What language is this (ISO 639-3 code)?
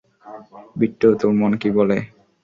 ben